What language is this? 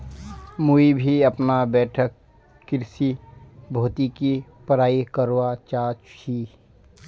Magahi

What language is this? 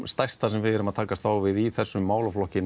Icelandic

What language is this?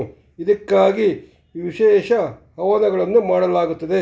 Kannada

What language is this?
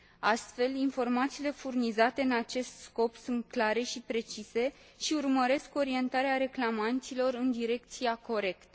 Romanian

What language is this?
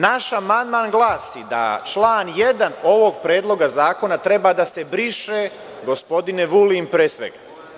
Serbian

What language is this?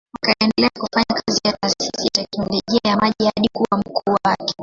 Swahili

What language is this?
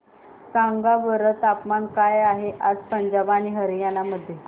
Marathi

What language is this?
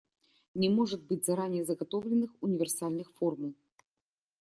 Russian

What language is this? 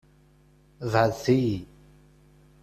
Kabyle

